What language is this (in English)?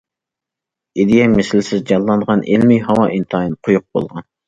Uyghur